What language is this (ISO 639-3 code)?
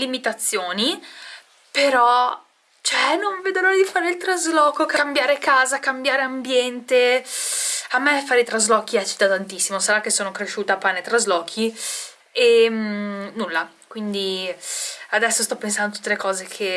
ita